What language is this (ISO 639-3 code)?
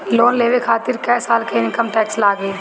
bho